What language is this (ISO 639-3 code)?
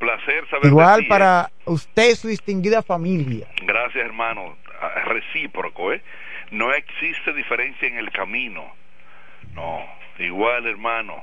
spa